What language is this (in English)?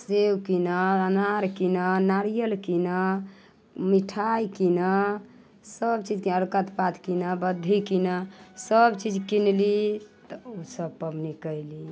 Maithili